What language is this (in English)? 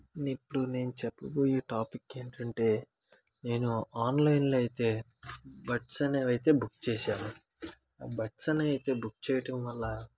Telugu